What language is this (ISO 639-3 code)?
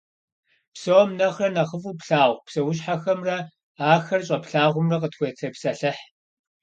kbd